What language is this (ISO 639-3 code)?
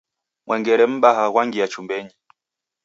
dav